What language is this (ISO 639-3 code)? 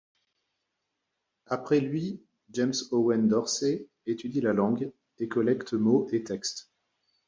fra